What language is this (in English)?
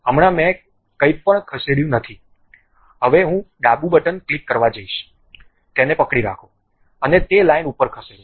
Gujarati